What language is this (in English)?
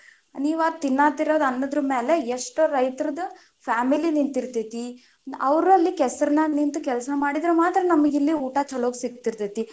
Kannada